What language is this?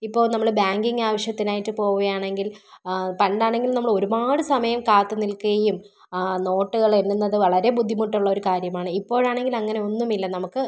Malayalam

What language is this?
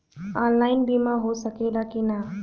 Bhojpuri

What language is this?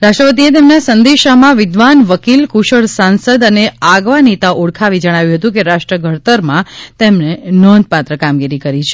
Gujarati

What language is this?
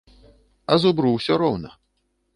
Belarusian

